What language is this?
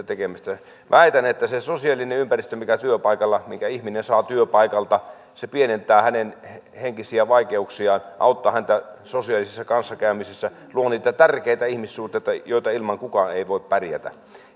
Finnish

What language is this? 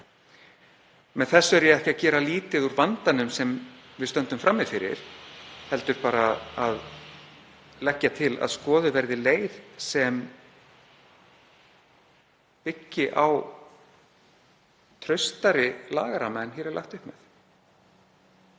Icelandic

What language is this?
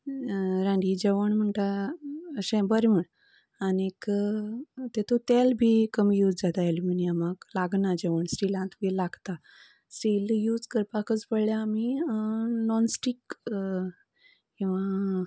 Konkani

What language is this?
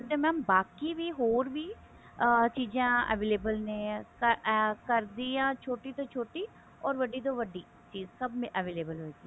Punjabi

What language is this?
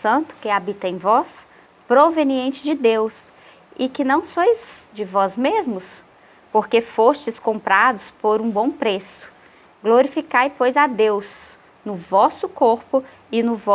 Portuguese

